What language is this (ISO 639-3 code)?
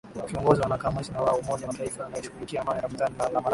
swa